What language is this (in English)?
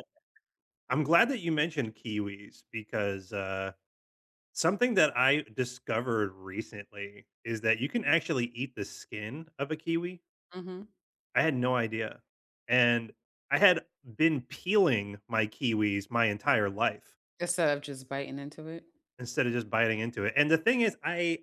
English